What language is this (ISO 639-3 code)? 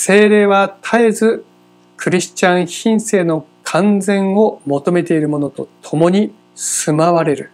jpn